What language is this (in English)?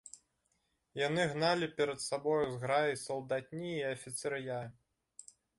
Belarusian